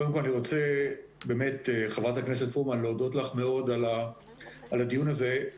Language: Hebrew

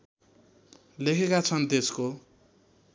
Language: Nepali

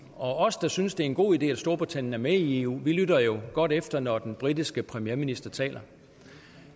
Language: Danish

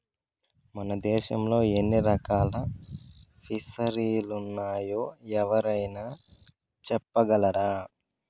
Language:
Telugu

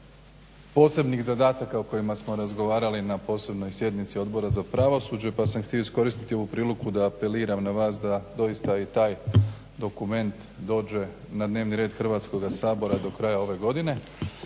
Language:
Croatian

